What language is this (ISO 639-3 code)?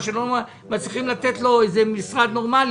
heb